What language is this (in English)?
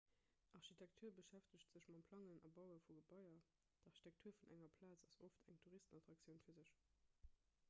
Luxembourgish